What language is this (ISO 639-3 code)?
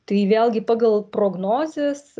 lit